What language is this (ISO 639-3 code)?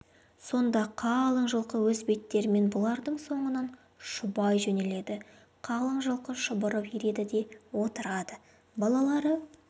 kaz